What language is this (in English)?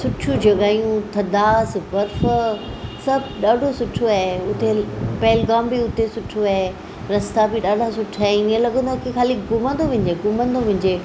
Sindhi